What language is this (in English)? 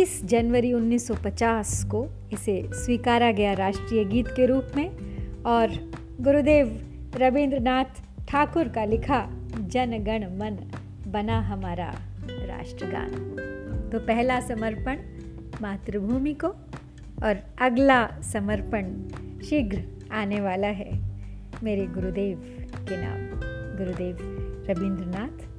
Hindi